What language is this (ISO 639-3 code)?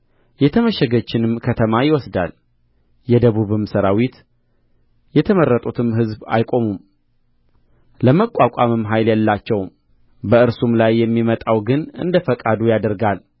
amh